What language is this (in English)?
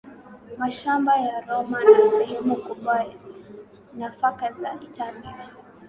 Swahili